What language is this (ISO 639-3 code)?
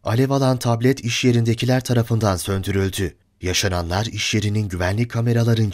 tur